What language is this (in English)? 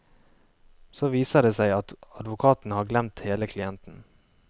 Norwegian